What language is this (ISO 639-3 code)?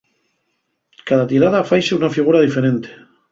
ast